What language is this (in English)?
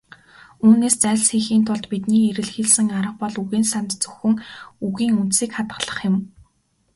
Mongolian